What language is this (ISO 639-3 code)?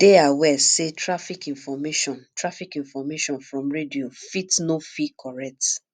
pcm